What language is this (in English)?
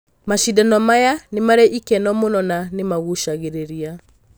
Kikuyu